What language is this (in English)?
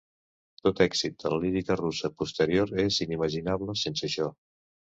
Catalan